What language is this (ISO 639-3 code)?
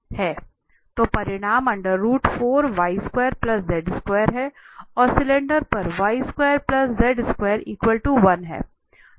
hin